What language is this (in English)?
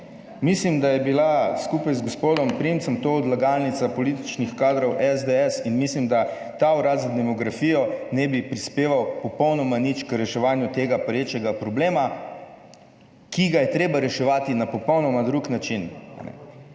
Slovenian